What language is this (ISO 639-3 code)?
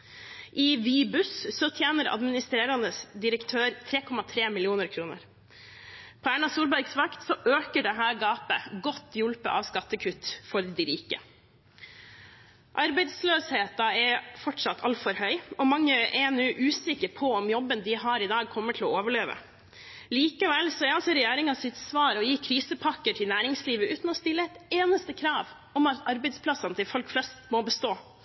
nob